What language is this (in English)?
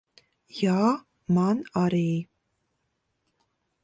Latvian